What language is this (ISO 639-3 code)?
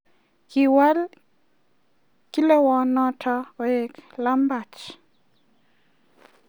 kln